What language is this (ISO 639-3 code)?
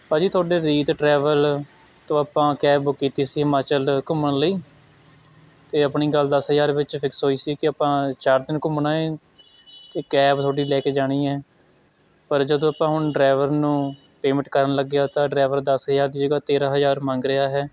pan